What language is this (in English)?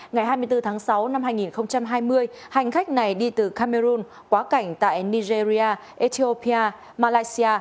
Vietnamese